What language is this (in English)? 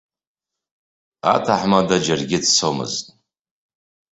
Abkhazian